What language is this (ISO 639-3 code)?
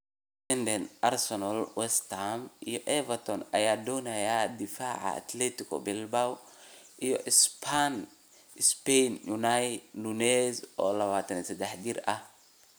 som